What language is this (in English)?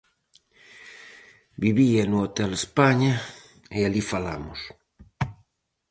Galician